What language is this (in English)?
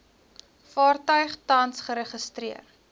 Afrikaans